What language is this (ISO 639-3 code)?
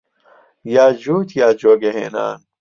ckb